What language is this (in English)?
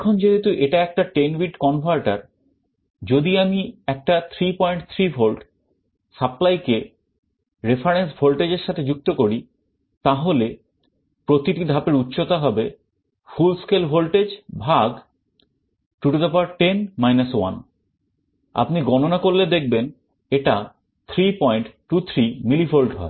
Bangla